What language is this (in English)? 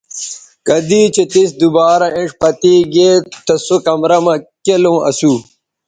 Bateri